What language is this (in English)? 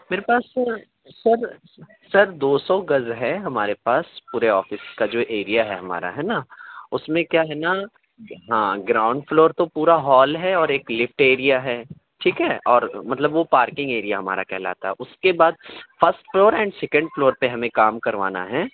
Urdu